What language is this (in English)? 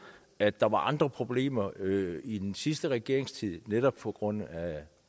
Danish